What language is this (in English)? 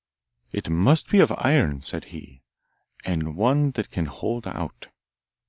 English